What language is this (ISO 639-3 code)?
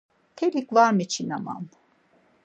lzz